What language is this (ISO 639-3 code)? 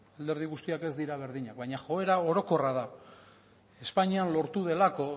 eus